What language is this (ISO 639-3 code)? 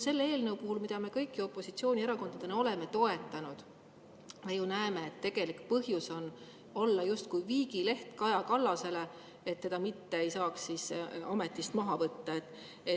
est